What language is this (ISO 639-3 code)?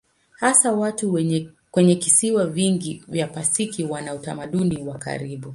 swa